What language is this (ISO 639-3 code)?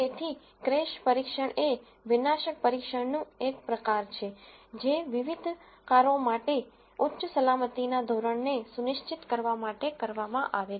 guj